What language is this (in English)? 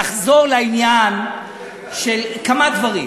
Hebrew